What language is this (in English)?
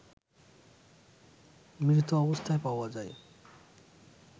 Bangla